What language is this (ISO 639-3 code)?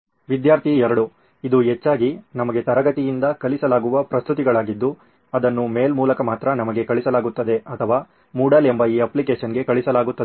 kan